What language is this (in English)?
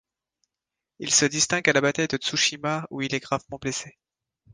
French